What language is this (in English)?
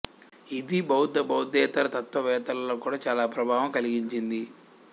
Telugu